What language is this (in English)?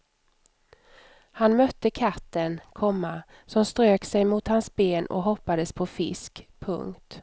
Swedish